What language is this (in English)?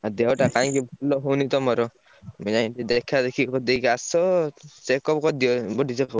Odia